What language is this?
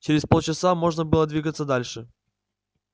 Russian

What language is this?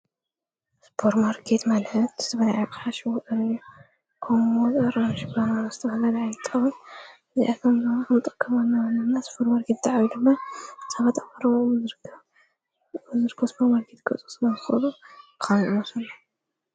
Tigrinya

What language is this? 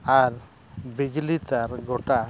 Santali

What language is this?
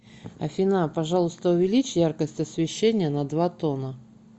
Russian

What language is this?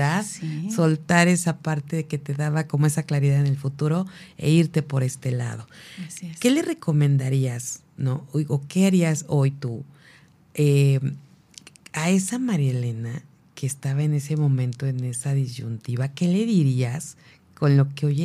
Spanish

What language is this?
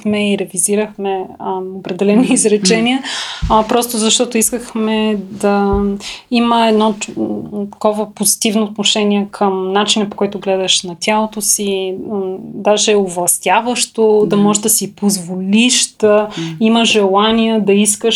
Bulgarian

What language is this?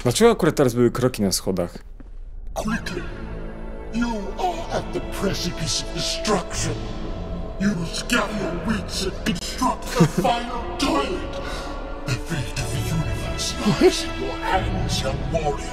Polish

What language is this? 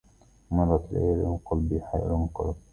Arabic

